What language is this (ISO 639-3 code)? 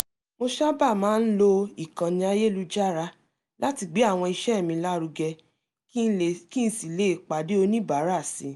yor